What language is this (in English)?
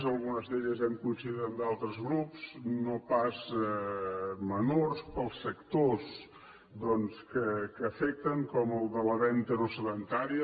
Catalan